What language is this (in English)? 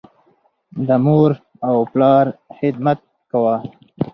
Pashto